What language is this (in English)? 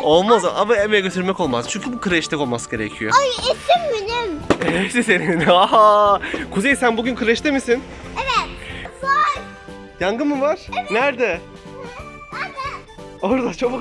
Turkish